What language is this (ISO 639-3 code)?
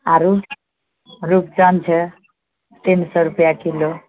mai